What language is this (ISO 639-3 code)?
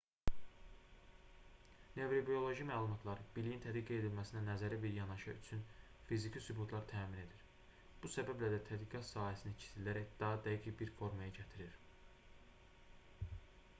aze